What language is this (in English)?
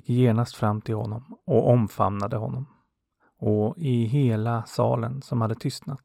Swedish